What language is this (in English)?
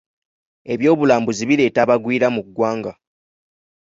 Ganda